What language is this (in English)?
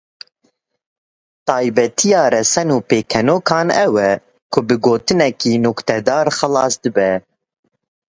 Kurdish